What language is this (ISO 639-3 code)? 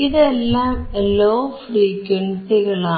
mal